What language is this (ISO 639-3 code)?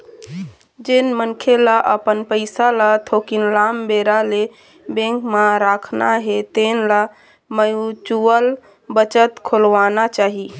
hne